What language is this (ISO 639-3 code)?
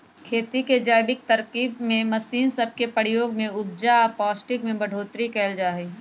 mag